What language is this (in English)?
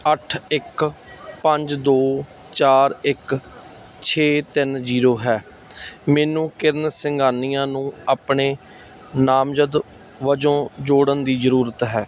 Punjabi